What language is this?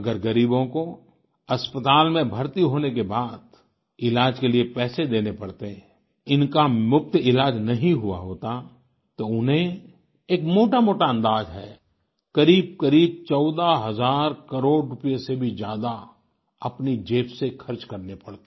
Hindi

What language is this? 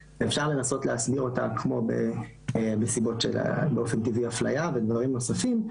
Hebrew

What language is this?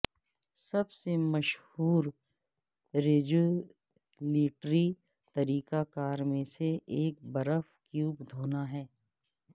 Urdu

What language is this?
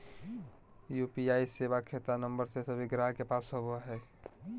Magahi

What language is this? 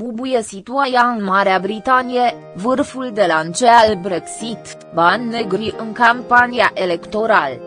Romanian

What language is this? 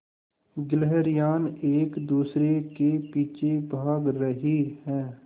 Hindi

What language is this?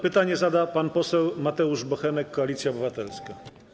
Polish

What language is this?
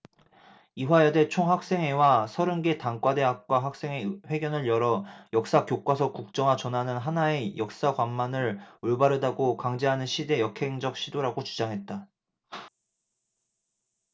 Korean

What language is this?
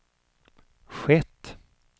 Swedish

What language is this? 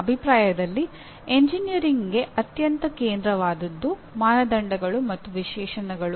Kannada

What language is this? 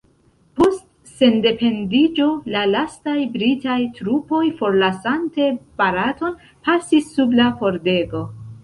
Esperanto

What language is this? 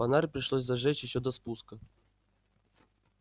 Russian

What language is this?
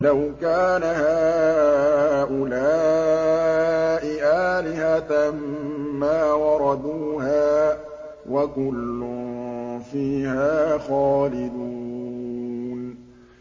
Arabic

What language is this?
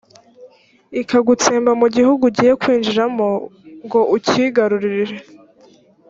Kinyarwanda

